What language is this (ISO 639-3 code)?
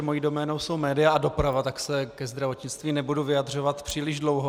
ces